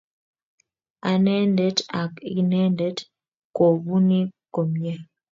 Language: Kalenjin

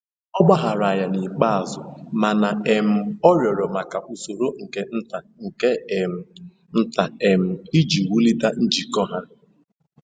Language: Igbo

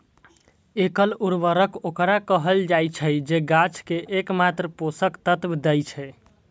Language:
Maithili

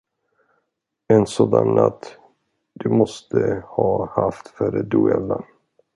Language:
Swedish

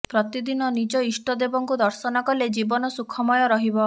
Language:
Odia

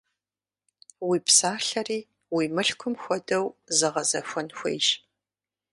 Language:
Kabardian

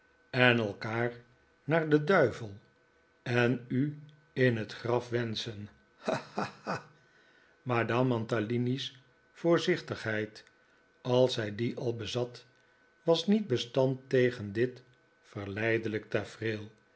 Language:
Dutch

